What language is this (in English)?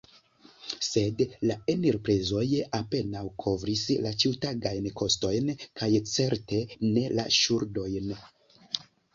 Esperanto